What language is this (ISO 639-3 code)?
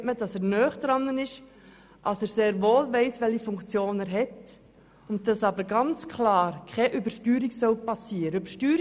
gsw